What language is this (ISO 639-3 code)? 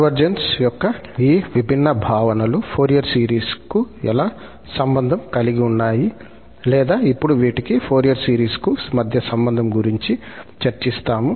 tel